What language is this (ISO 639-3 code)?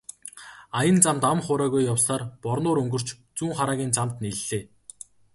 mon